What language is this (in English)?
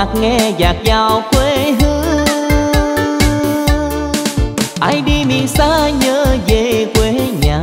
Vietnamese